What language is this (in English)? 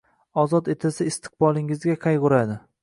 Uzbek